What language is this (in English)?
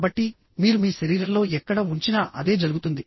Telugu